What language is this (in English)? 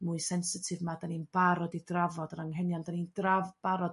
Welsh